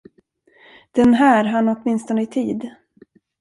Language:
Swedish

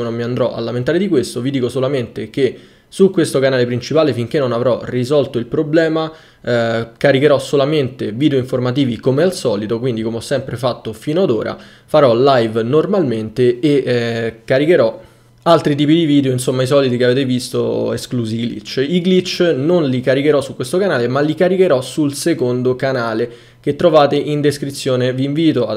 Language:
Italian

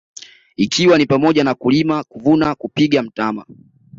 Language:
Swahili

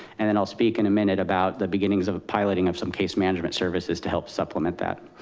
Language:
English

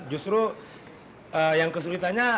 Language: Indonesian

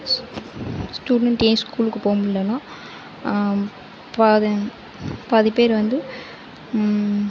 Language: Tamil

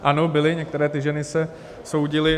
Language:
Czech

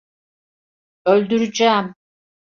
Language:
Turkish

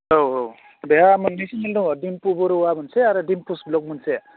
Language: Bodo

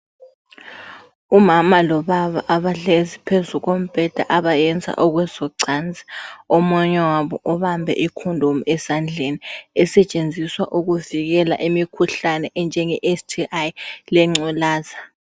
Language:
North Ndebele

